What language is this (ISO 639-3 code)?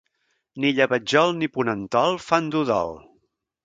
cat